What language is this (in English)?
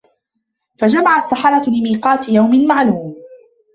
Arabic